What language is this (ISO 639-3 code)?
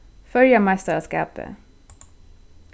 fao